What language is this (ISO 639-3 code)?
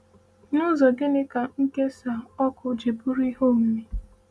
ibo